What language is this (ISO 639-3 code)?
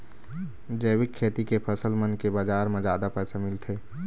hne